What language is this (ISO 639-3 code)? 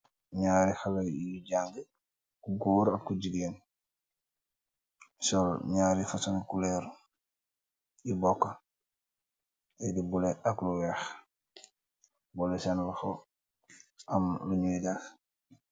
wol